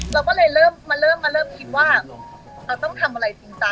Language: Thai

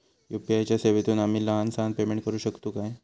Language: Marathi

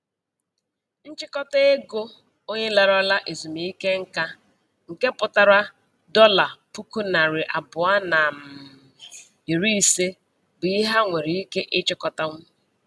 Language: Igbo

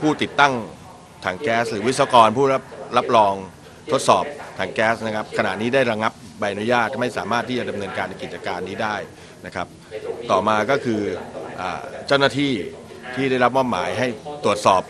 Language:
Thai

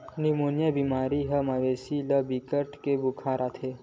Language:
Chhattisgarhi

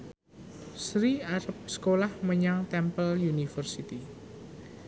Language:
Javanese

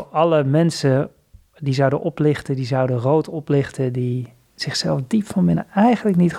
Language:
Dutch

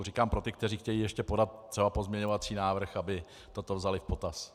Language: Czech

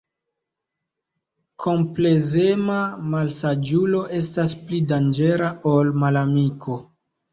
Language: Esperanto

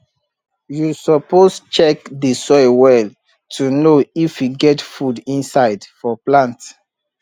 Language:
Nigerian Pidgin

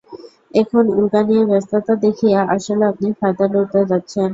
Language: Bangla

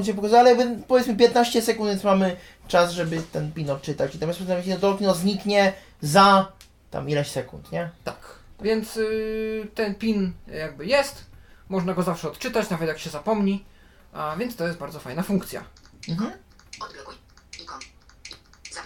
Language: Polish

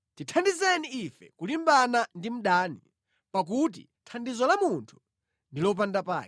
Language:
Nyanja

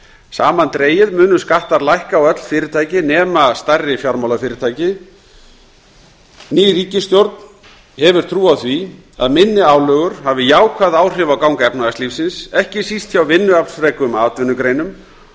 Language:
Icelandic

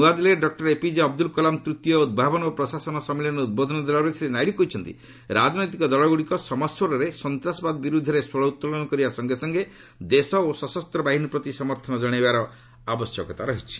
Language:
Odia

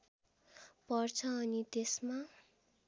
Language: Nepali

